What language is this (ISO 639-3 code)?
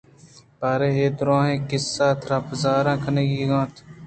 bgp